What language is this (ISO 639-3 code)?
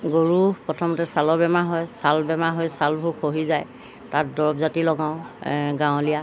asm